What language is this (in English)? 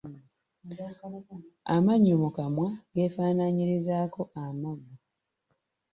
Ganda